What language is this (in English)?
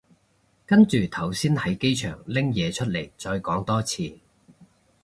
Cantonese